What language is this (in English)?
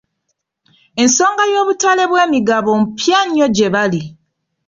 Ganda